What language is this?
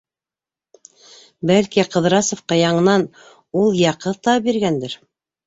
Bashkir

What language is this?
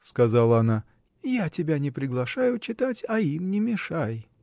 Russian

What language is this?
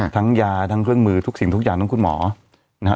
Thai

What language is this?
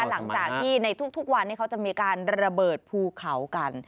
Thai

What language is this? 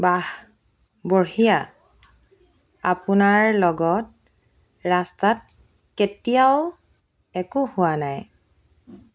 Assamese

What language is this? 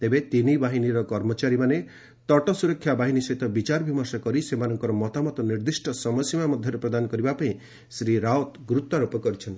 Odia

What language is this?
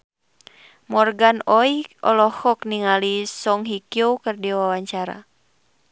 Sundanese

